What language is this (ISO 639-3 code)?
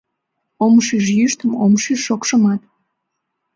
chm